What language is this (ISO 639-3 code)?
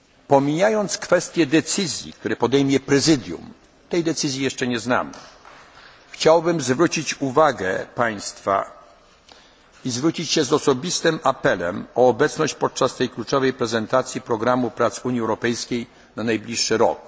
pol